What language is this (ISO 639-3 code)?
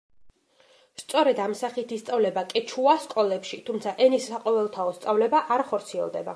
kat